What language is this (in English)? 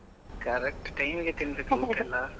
Kannada